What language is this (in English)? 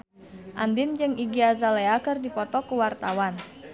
Sundanese